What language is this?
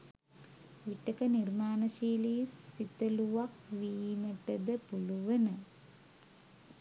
Sinhala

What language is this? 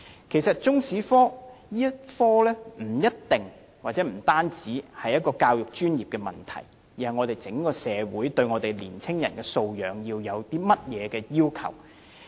Cantonese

